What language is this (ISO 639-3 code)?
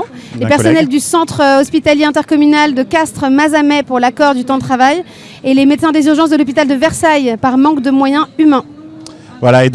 fra